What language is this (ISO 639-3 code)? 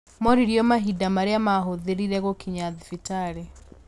kik